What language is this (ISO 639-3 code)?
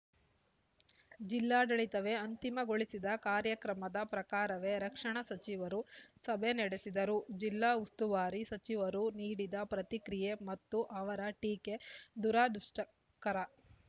kan